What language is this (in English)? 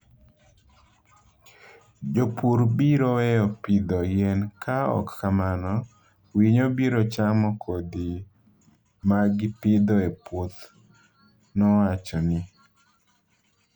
Luo (Kenya and Tanzania)